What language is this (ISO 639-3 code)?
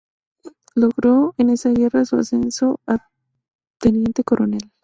spa